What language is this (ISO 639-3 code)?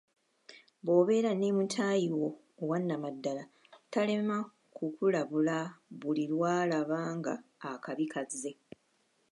lug